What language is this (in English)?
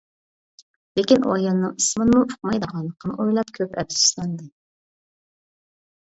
Uyghur